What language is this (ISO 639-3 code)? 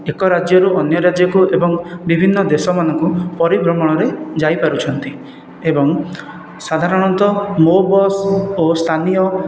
ori